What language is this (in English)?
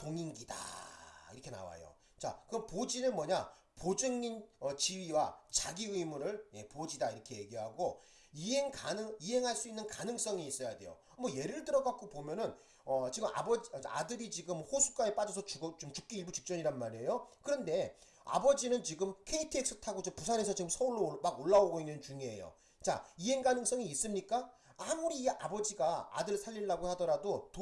Korean